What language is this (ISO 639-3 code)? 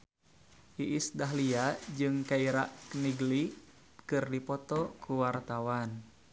sun